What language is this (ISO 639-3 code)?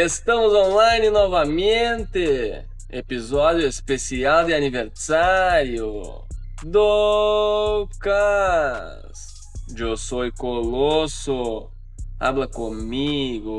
por